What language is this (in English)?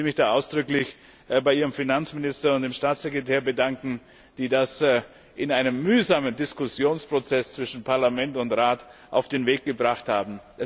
German